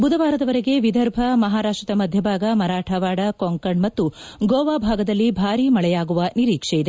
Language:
Kannada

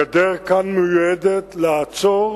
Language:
Hebrew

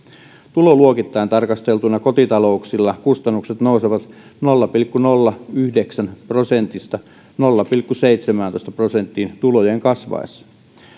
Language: Finnish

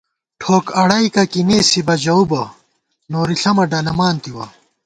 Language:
Gawar-Bati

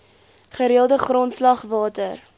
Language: Afrikaans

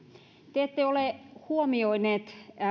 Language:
Finnish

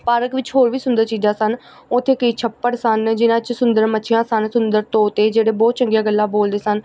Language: Punjabi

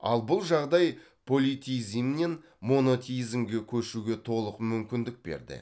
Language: Kazakh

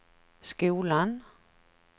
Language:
Swedish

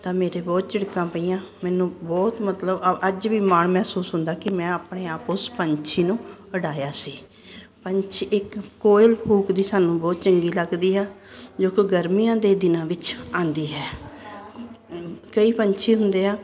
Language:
Punjabi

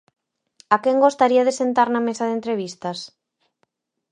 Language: Galician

